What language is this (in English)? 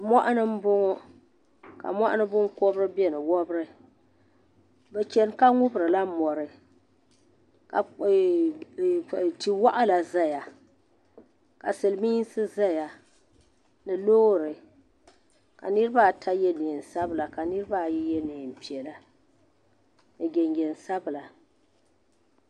Dagbani